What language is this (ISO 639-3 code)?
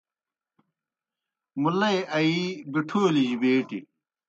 plk